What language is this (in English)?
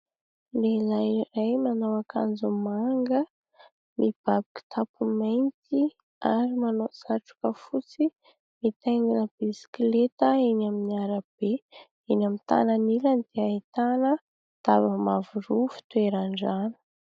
Malagasy